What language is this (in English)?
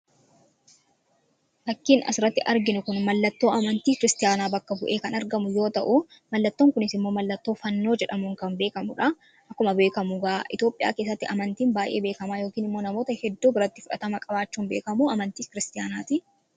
Oromo